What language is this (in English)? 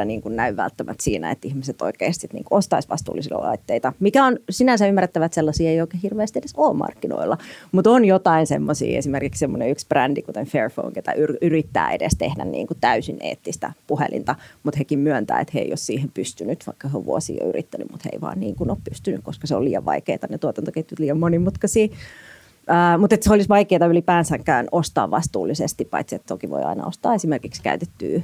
Finnish